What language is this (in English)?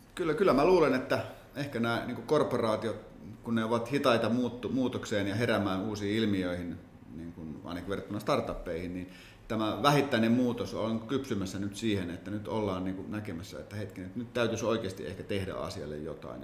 Finnish